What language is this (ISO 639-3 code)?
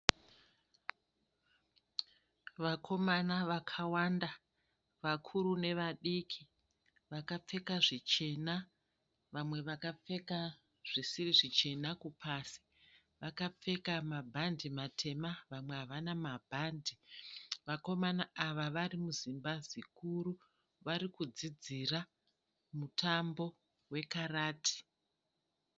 sna